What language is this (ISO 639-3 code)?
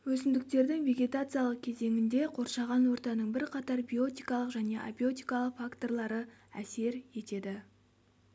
kaz